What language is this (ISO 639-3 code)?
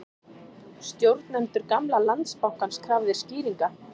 isl